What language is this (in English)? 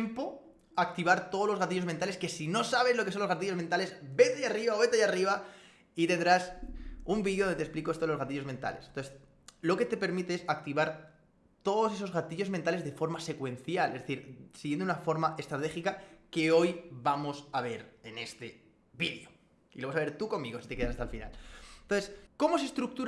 Spanish